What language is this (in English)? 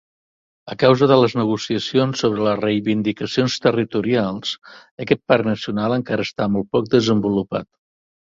Catalan